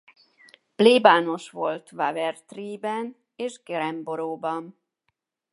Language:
Hungarian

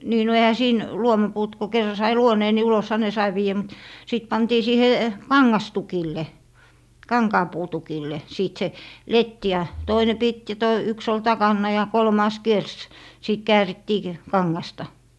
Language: Finnish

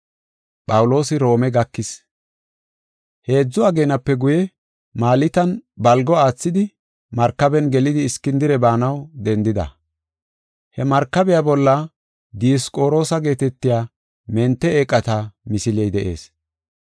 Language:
Gofa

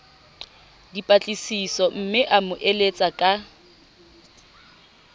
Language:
Southern Sotho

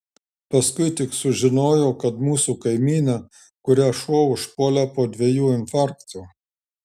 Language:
Lithuanian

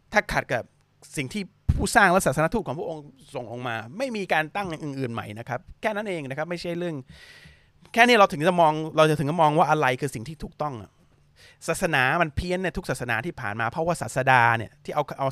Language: Thai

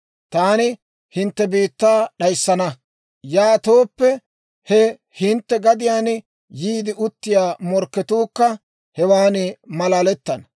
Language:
Dawro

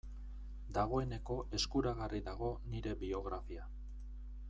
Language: Basque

